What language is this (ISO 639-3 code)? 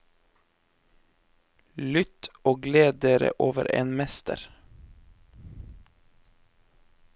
nor